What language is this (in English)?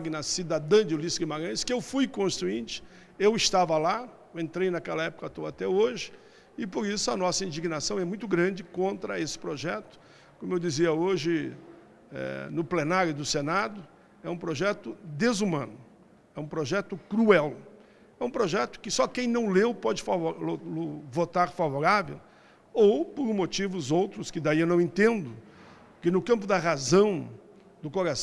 Portuguese